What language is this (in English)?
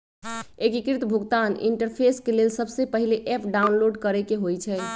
Magahi